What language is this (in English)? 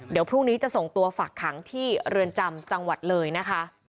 Thai